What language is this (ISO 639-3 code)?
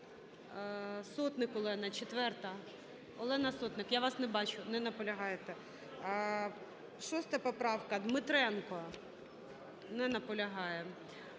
ukr